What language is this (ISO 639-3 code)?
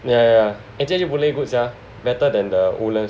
eng